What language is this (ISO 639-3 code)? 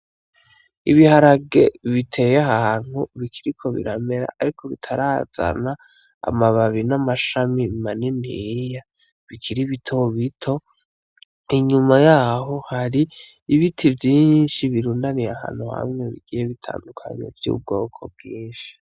run